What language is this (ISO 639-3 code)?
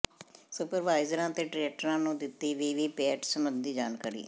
pan